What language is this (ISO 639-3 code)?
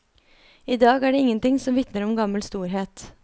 nor